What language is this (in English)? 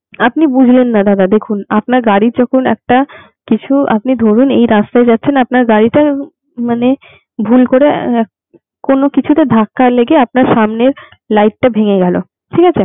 Bangla